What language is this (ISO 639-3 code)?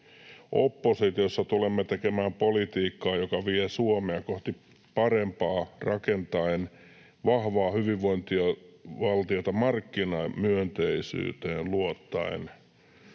fin